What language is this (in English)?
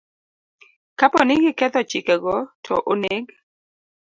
Luo (Kenya and Tanzania)